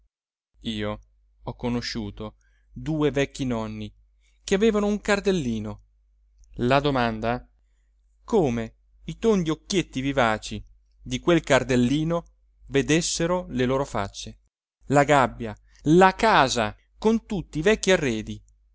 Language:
Italian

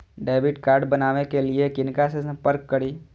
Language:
Maithili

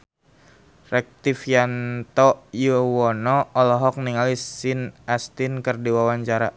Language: Sundanese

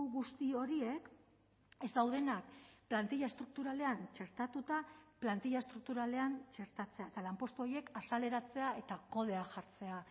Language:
Basque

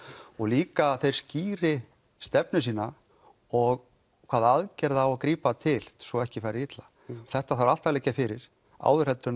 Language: Icelandic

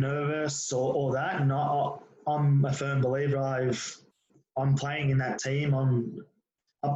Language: English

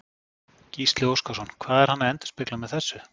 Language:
Icelandic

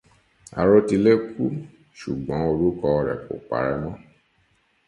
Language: Yoruba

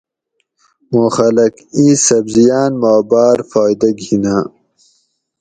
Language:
Gawri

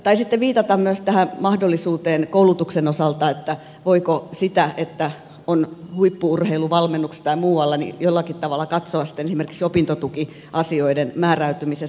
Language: Finnish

